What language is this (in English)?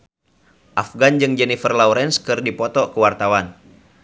Sundanese